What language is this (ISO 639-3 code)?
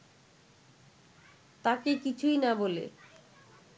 ben